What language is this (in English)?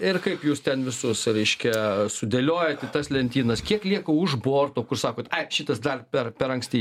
Lithuanian